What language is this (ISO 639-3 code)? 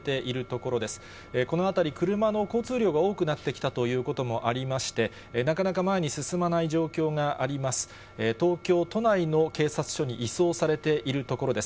jpn